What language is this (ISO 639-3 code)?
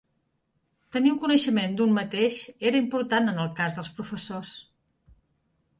cat